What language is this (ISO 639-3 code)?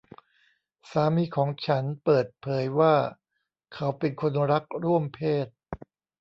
tha